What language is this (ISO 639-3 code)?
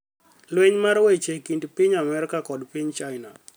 luo